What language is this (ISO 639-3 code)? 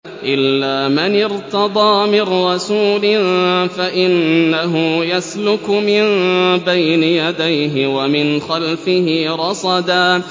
ara